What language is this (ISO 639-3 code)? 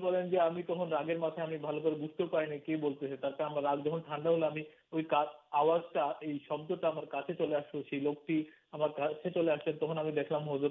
urd